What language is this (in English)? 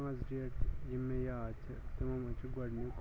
Kashmiri